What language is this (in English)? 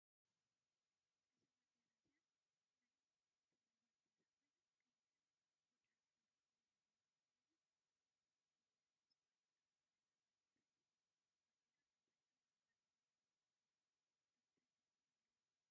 Tigrinya